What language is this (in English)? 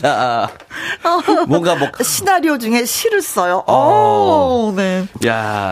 Korean